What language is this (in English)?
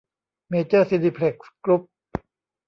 Thai